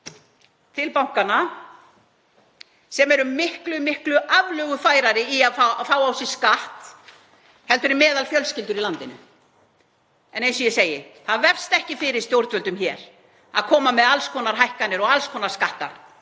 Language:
Icelandic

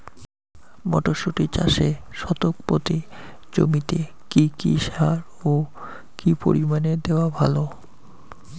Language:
Bangla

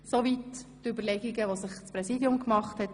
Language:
Swiss German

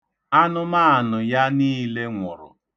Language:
Igbo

